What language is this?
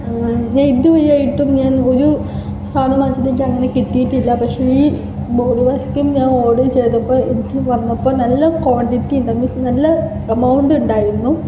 Malayalam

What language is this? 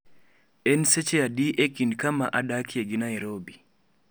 Luo (Kenya and Tanzania)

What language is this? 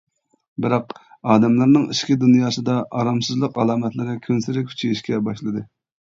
Uyghur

